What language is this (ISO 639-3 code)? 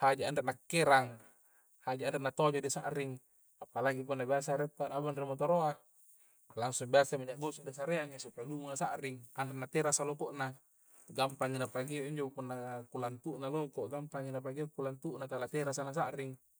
kjc